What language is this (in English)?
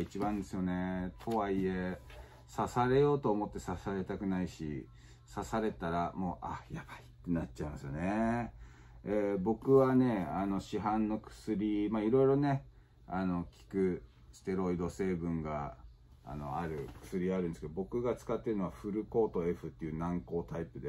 Japanese